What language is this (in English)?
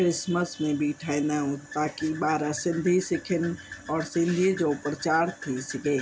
Sindhi